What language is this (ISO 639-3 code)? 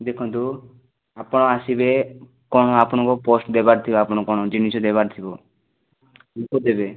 ori